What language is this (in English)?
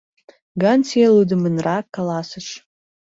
Mari